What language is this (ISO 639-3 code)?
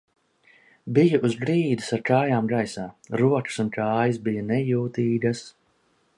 lav